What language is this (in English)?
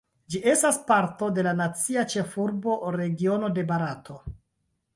Esperanto